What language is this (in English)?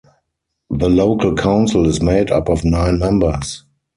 English